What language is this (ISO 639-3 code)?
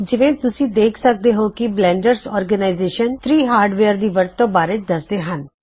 pan